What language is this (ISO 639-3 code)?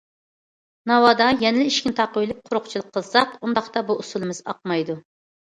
uig